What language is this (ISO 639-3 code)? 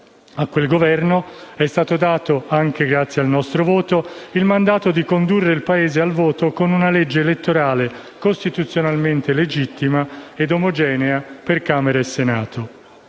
ita